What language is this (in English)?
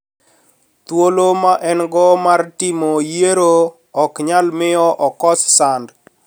Luo (Kenya and Tanzania)